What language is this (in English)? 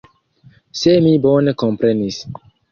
Esperanto